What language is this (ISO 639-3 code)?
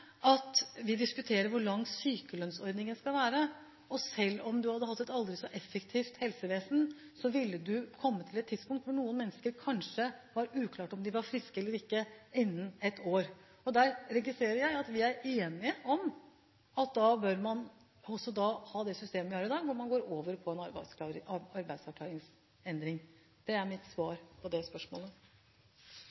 nob